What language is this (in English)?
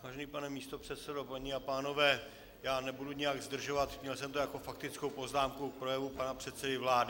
Czech